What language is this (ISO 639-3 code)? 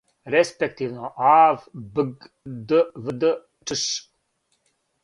srp